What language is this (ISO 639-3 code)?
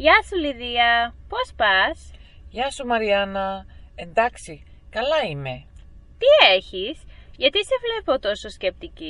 ell